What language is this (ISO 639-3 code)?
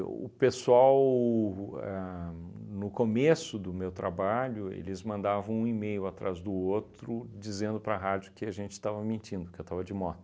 por